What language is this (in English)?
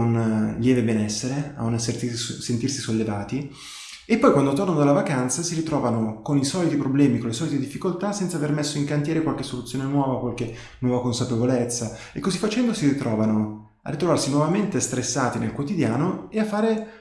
Italian